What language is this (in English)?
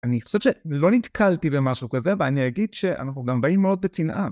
Hebrew